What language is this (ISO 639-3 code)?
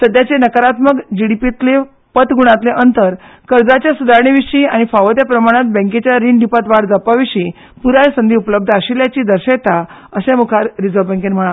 kok